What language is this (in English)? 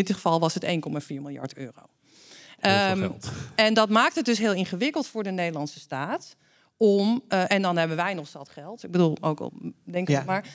Dutch